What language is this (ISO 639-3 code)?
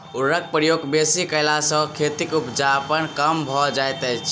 mai